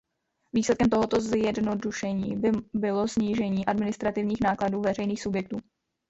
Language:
Czech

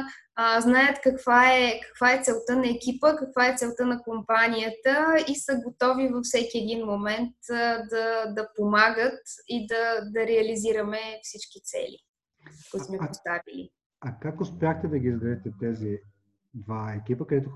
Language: Bulgarian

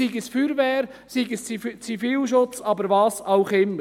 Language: Swiss German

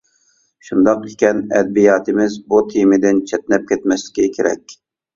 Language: Uyghur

